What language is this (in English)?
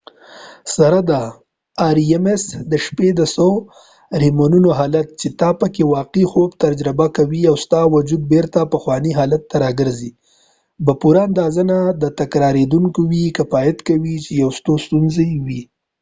Pashto